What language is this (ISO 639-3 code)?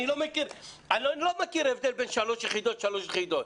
heb